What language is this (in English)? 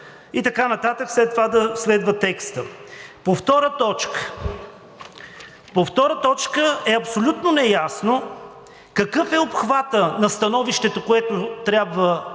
Bulgarian